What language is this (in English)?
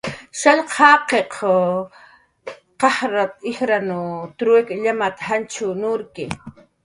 Jaqaru